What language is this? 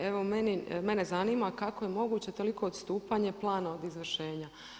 Croatian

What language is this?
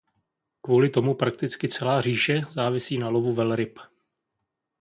Czech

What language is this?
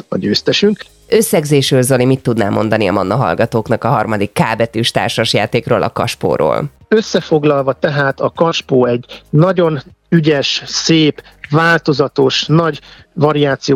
Hungarian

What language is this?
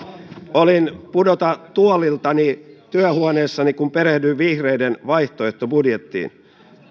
Finnish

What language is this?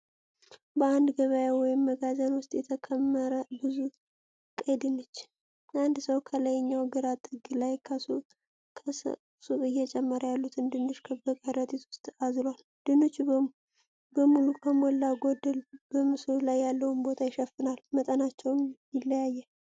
Amharic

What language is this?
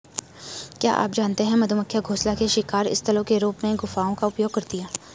Hindi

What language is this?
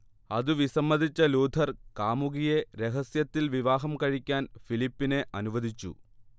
Malayalam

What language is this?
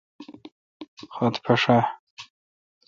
Kalkoti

